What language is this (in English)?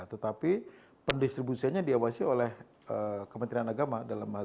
Indonesian